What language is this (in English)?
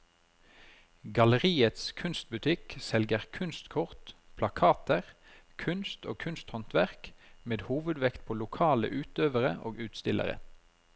Norwegian